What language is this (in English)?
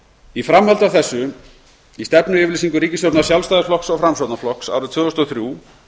Icelandic